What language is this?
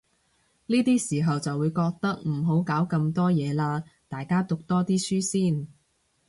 Cantonese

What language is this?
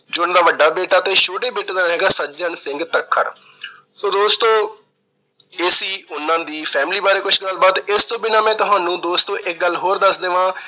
Punjabi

